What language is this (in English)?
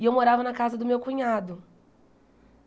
Portuguese